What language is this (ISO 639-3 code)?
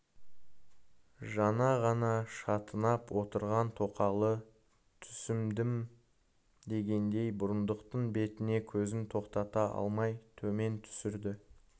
kaz